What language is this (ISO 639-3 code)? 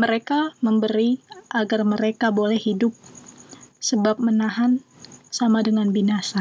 ind